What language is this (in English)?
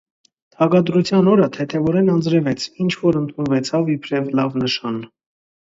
Armenian